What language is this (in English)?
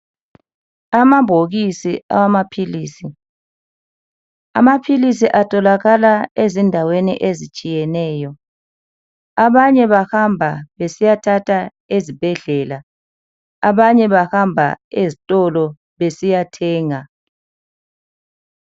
North Ndebele